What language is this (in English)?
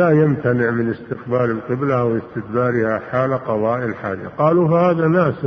Arabic